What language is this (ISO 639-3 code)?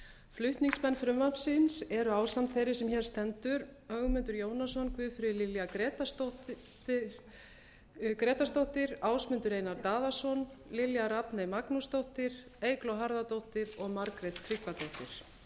isl